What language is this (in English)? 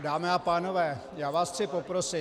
Czech